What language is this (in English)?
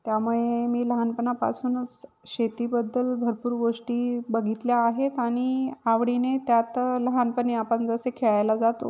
Marathi